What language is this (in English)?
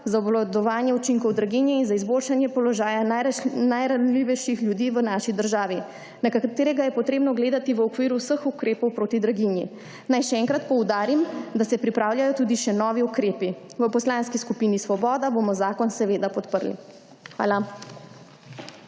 Slovenian